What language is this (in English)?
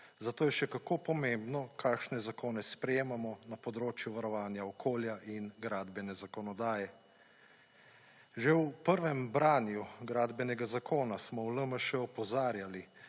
Slovenian